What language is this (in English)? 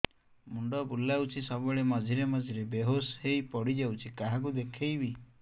Odia